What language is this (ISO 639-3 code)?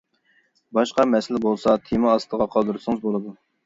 uig